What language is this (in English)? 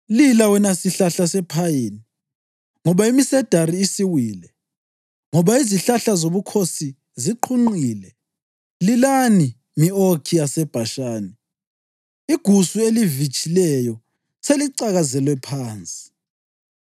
North Ndebele